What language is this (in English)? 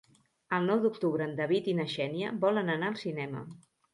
Catalan